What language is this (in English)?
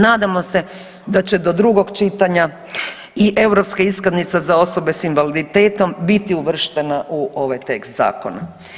Croatian